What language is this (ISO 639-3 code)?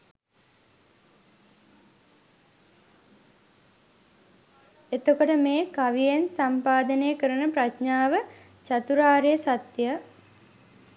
sin